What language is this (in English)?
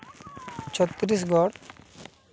Santali